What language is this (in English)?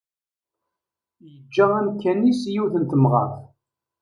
Kabyle